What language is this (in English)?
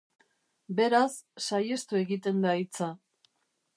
Basque